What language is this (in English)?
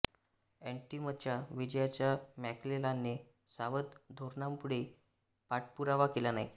Marathi